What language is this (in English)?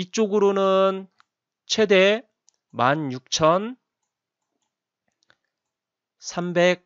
Korean